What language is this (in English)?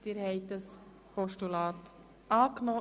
Swiss German